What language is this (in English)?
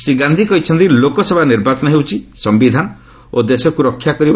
Odia